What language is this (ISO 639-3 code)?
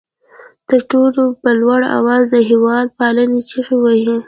pus